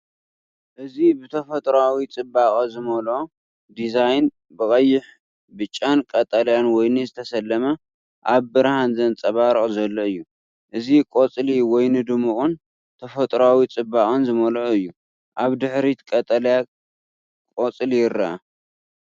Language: Tigrinya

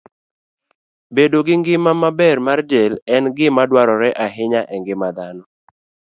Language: Luo (Kenya and Tanzania)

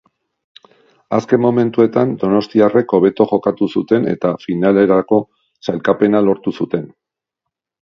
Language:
Basque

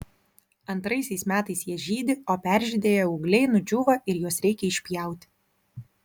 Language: Lithuanian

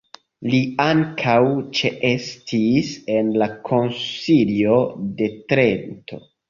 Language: Esperanto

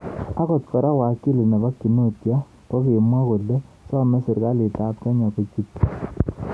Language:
Kalenjin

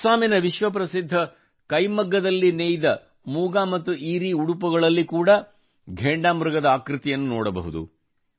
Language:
Kannada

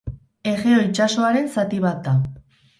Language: Basque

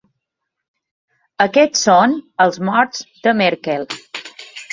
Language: Catalan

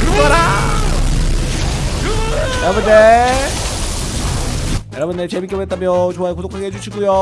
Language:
Korean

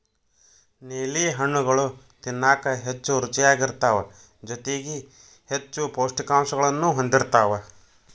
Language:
Kannada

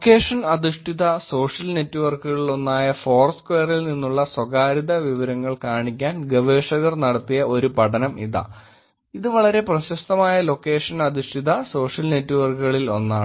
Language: Malayalam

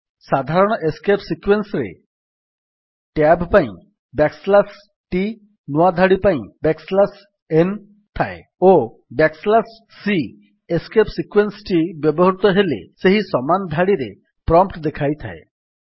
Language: Odia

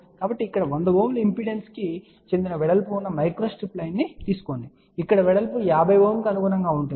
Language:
Telugu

